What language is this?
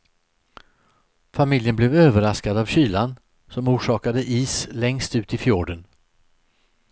Swedish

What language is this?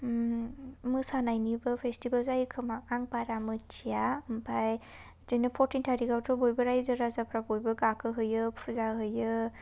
Bodo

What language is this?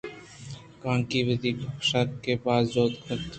Eastern Balochi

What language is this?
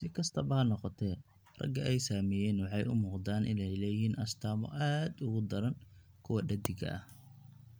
Somali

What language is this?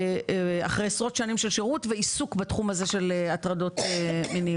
Hebrew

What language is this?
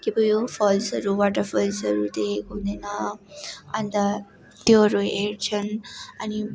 Nepali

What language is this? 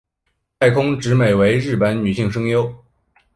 Chinese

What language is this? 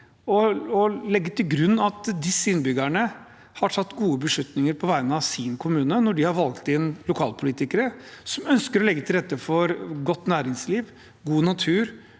Norwegian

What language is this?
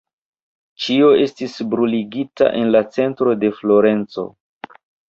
Esperanto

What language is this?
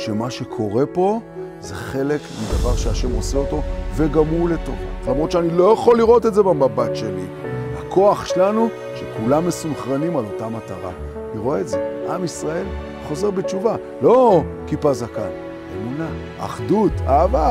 Hebrew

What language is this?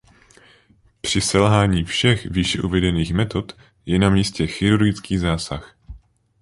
Czech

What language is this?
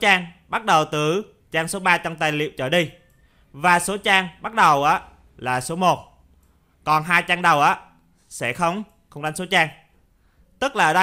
Vietnamese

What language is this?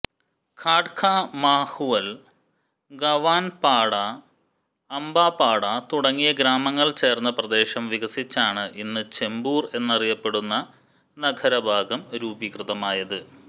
Malayalam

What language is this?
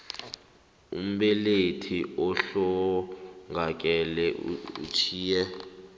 South Ndebele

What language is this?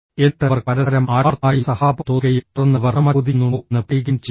Malayalam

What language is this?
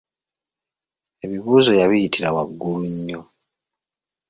Ganda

